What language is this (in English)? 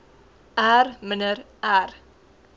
Afrikaans